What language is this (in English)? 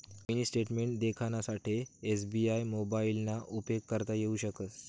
Marathi